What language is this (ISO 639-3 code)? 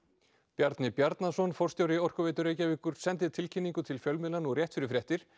isl